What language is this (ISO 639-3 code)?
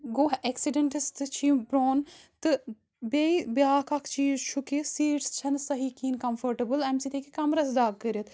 kas